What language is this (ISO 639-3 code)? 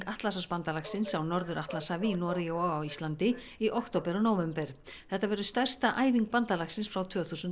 isl